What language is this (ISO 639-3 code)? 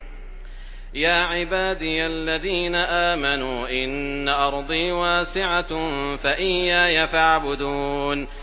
ara